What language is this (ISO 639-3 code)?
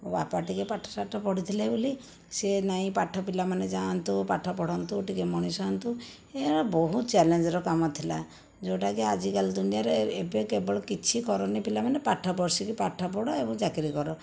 ori